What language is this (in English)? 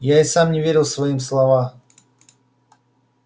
Russian